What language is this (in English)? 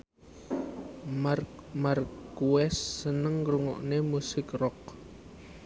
Javanese